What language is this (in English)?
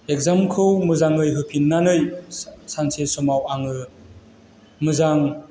Bodo